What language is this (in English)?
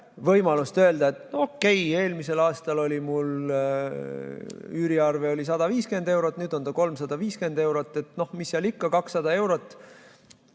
Estonian